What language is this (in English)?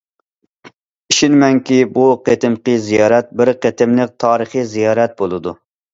Uyghur